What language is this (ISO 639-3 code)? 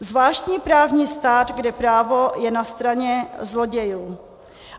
ces